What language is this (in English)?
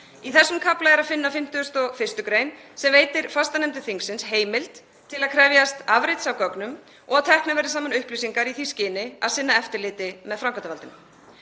Icelandic